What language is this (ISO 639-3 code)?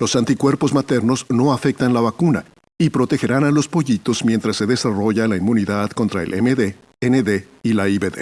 spa